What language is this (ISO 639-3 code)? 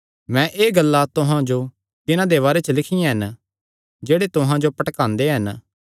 xnr